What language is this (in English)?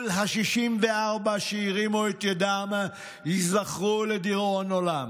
Hebrew